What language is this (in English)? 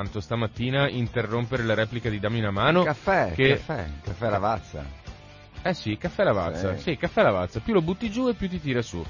Italian